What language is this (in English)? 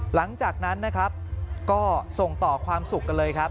Thai